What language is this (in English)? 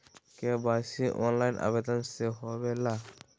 Magahi